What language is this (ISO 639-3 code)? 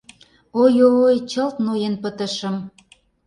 chm